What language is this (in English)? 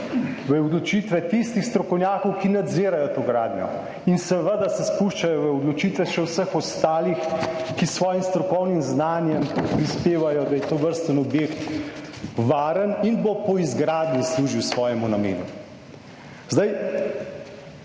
Slovenian